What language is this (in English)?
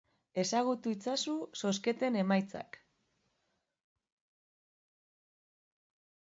Basque